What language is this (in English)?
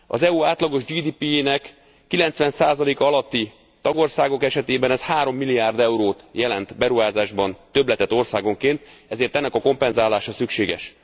Hungarian